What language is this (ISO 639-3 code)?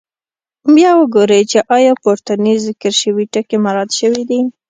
pus